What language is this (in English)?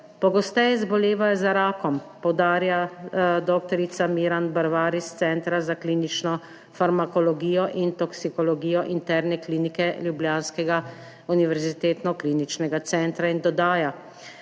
Slovenian